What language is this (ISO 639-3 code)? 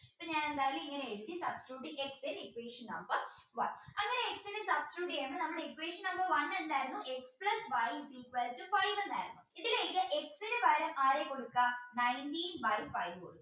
mal